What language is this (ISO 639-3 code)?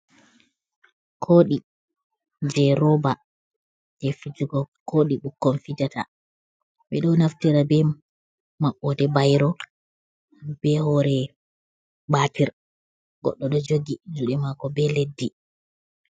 ful